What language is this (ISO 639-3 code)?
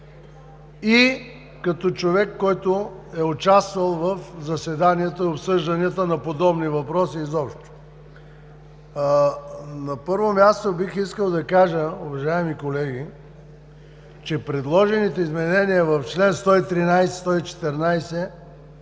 bul